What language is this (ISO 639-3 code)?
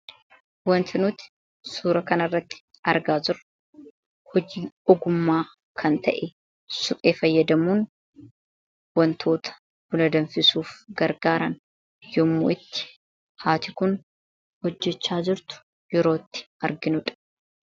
orm